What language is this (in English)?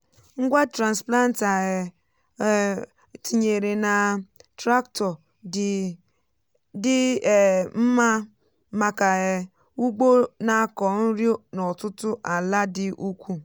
Igbo